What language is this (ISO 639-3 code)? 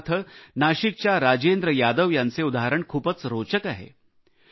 mar